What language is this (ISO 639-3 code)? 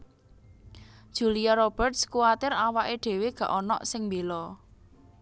jav